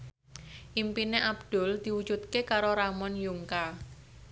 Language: Javanese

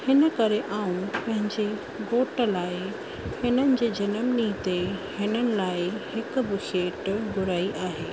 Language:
Sindhi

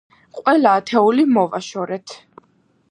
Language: Georgian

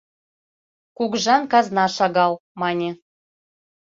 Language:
Mari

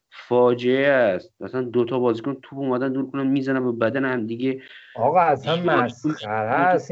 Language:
Persian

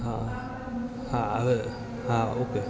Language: Gujarati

